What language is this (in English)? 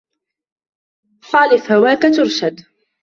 Arabic